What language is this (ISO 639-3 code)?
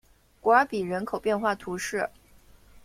zho